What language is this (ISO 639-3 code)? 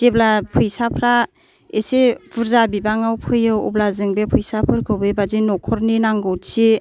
brx